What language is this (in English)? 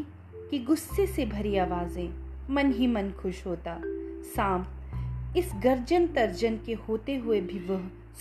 Hindi